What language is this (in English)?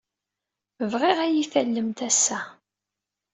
Kabyle